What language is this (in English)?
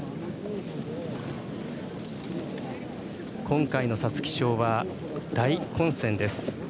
Japanese